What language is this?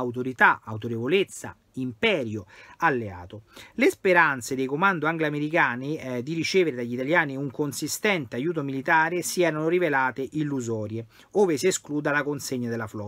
Italian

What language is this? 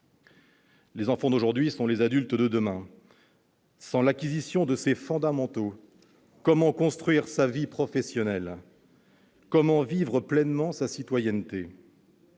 French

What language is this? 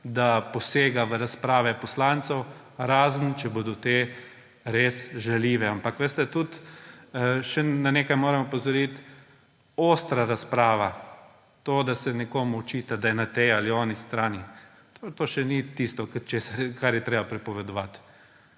Slovenian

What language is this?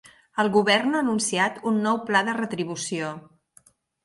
Catalan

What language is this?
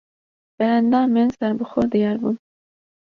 Kurdish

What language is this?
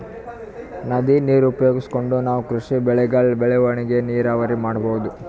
Kannada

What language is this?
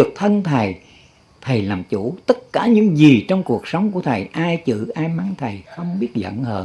Vietnamese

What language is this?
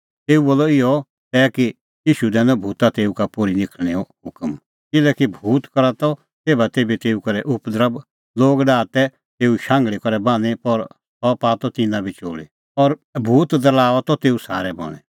Kullu Pahari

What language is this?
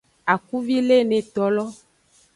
Aja (Benin)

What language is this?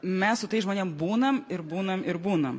Lithuanian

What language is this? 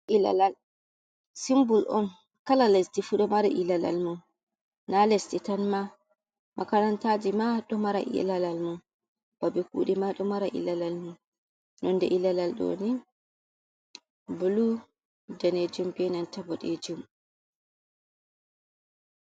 Fula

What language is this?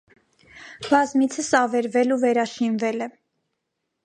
Armenian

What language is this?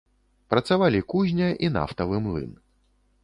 Belarusian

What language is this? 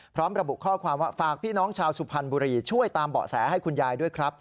Thai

